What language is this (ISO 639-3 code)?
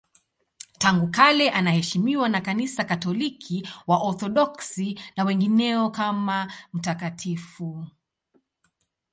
swa